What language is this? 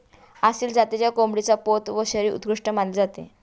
Marathi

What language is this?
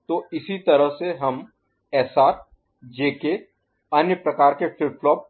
Hindi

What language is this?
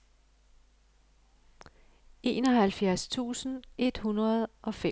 Danish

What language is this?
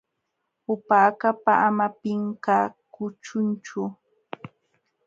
Jauja Wanca Quechua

